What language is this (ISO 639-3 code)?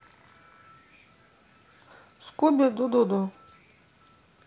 rus